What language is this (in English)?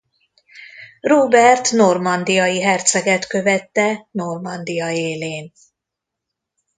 Hungarian